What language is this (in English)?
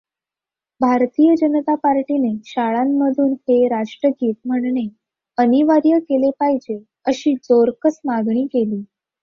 Marathi